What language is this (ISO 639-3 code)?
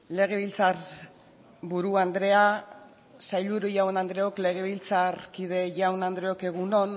eus